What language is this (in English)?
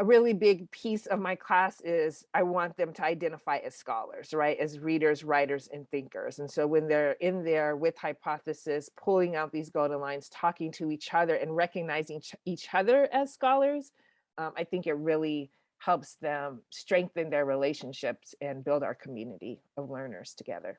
English